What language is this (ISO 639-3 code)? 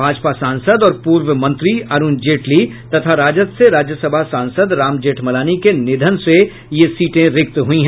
hin